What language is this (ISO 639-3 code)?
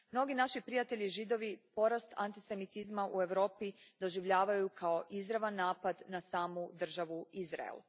hrv